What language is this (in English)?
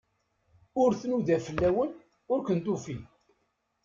Kabyle